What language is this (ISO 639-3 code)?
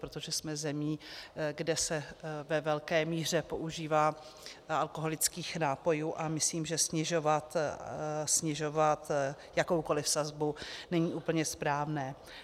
ces